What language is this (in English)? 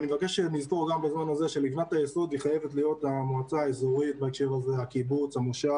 Hebrew